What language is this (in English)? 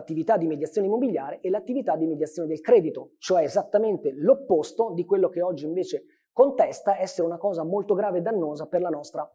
Italian